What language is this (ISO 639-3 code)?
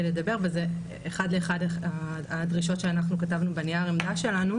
heb